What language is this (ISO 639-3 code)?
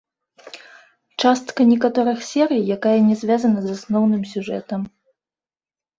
bel